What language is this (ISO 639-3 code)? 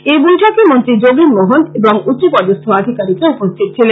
ben